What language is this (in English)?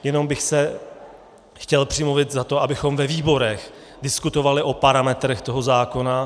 Czech